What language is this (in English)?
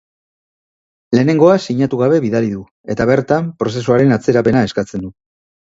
Basque